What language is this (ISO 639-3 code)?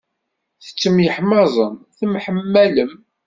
kab